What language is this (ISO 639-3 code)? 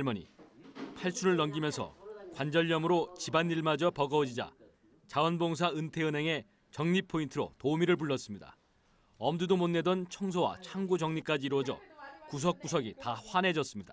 kor